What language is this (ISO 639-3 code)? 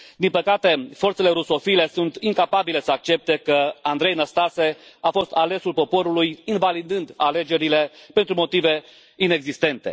ron